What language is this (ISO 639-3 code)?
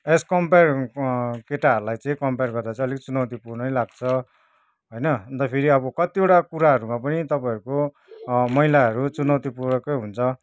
nep